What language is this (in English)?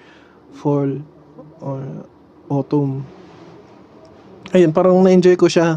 Filipino